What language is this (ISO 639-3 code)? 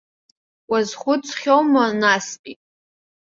abk